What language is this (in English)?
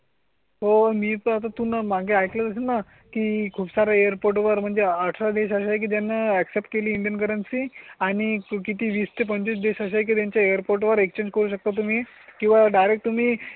Marathi